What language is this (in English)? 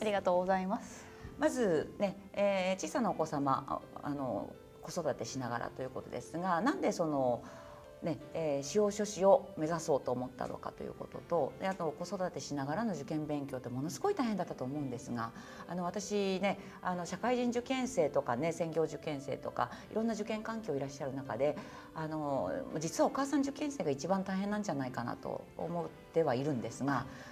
Japanese